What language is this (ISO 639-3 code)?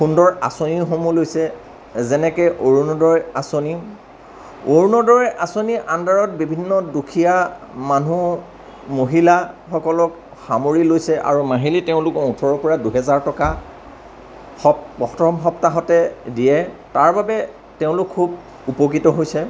asm